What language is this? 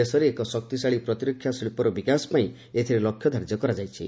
Odia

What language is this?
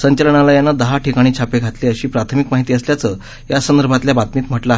Marathi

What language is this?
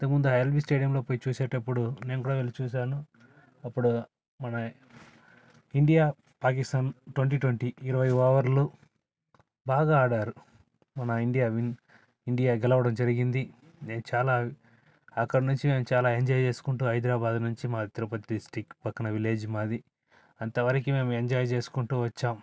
Telugu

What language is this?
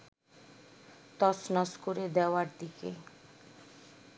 Bangla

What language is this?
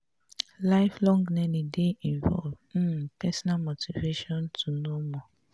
Nigerian Pidgin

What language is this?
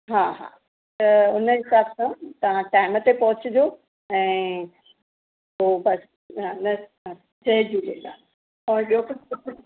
Sindhi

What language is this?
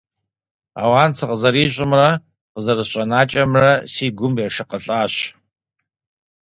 Kabardian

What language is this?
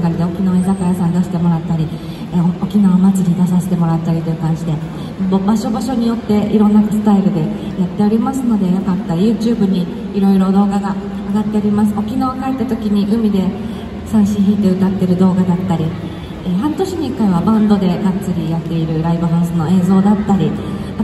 Japanese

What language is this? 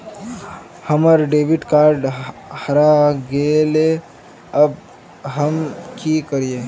Magahi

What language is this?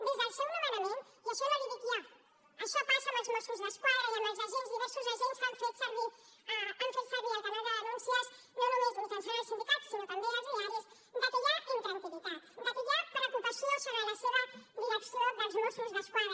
Catalan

